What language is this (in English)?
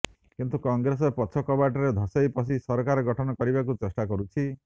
Odia